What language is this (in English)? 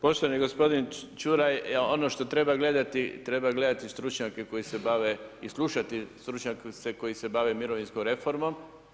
Croatian